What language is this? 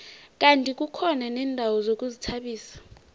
South Ndebele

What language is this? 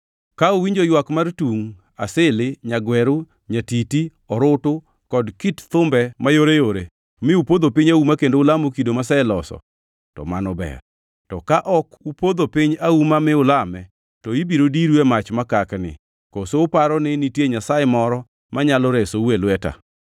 Luo (Kenya and Tanzania)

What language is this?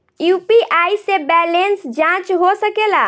Bhojpuri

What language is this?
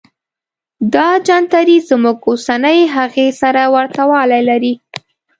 Pashto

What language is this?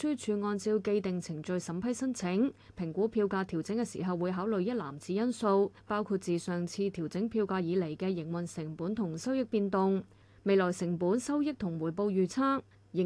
Chinese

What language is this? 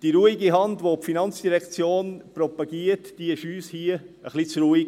Swiss German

